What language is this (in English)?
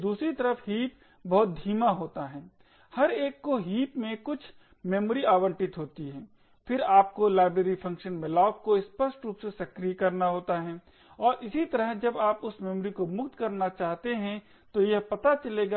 Hindi